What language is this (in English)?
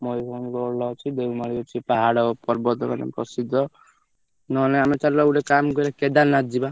Odia